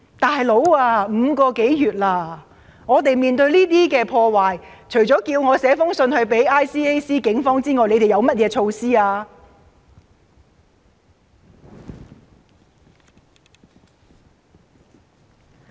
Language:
Cantonese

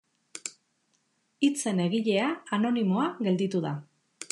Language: Basque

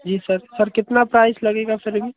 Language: Hindi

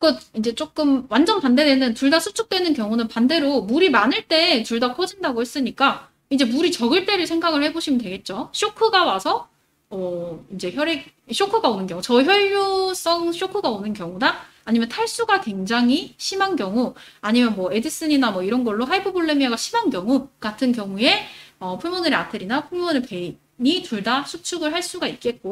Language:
Korean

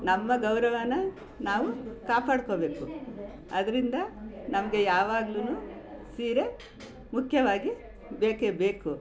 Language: Kannada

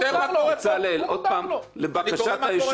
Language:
Hebrew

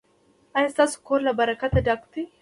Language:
Pashto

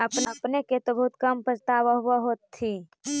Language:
Magahi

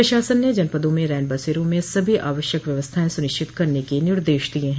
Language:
Hindi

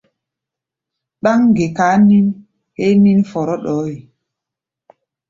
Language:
Gbaya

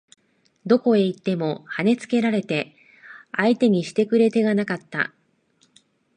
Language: Japanese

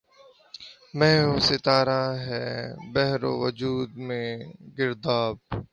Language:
Urdu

